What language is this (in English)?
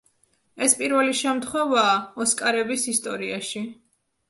Georgian